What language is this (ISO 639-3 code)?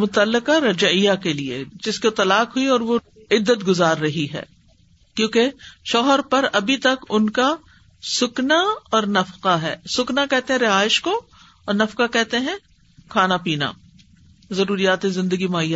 urd